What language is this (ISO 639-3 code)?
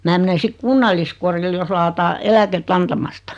fin